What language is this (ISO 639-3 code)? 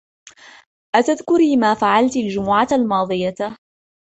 ara